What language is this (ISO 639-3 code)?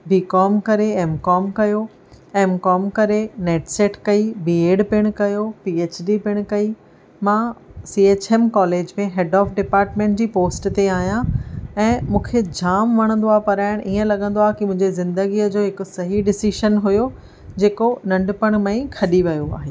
snd